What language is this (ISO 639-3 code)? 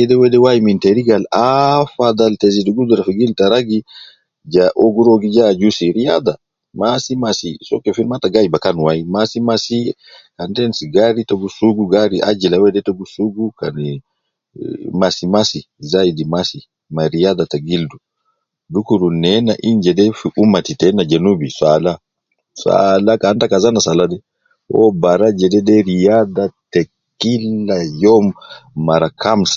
kcn